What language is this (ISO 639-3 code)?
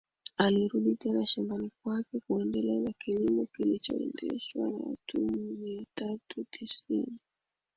swa